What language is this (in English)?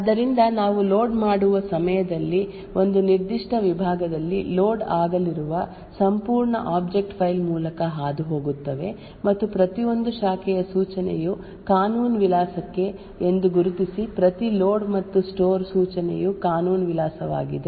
Kannada